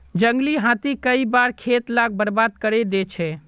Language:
Magahi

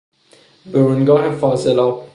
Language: Persian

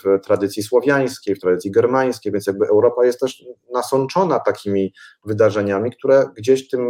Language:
Polish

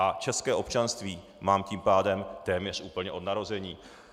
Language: Czech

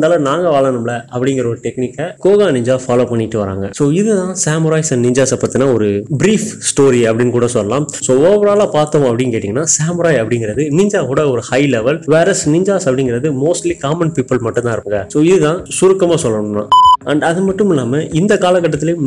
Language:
Tamil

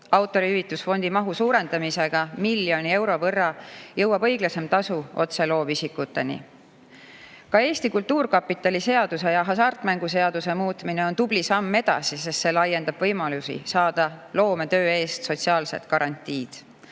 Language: Estonian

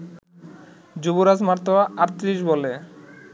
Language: Bangla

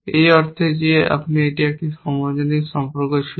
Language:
Bangla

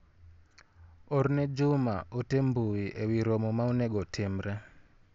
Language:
Luo (Kenya and Tanzania)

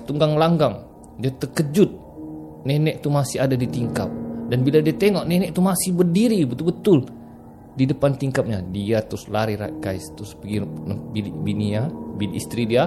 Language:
Malay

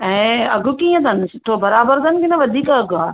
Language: Sindhi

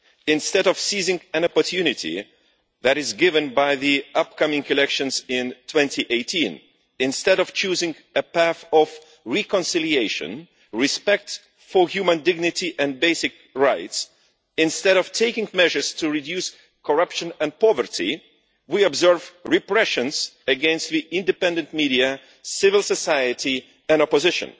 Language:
English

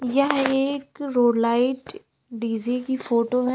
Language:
Hindi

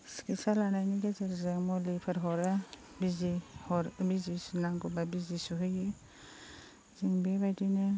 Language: Bodo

